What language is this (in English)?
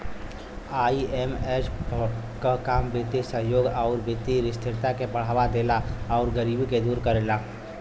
Bhojpuri